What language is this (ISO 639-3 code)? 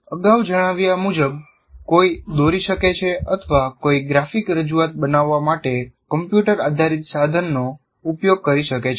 guj